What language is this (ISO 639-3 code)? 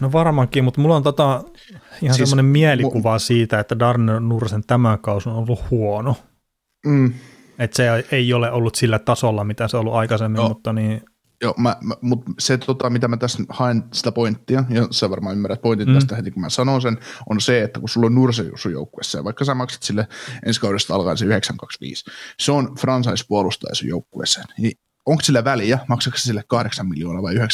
fin